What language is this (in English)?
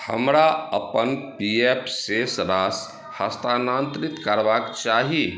Maithili